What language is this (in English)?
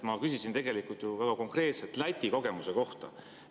Estonian